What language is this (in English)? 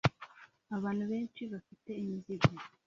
Kinyarwanda